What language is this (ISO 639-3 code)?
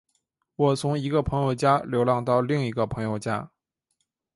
zho